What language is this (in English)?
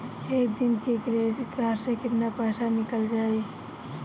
Bhojpuri